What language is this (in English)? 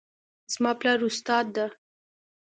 Pashto